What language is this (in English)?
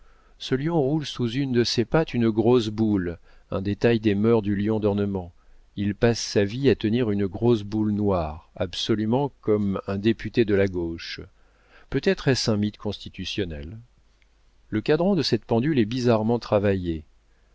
French